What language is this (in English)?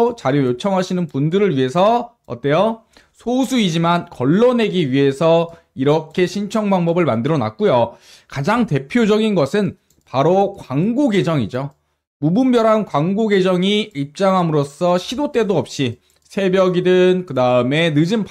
Korean